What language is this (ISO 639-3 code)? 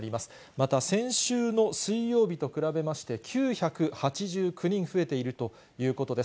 jpn